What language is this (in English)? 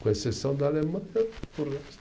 Portuguese